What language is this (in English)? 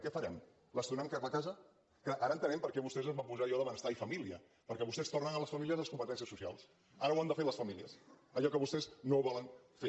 Catalan